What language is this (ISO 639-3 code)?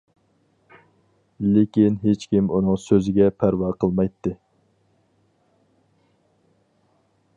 uig